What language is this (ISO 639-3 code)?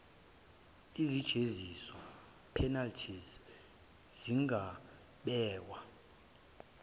zul